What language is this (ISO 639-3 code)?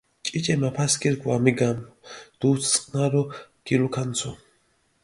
xmf